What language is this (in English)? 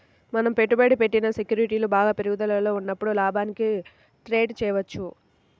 Telugu